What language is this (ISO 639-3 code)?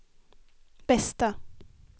swe